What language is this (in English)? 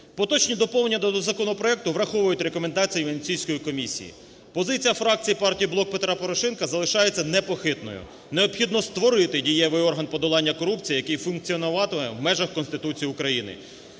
Ukrainian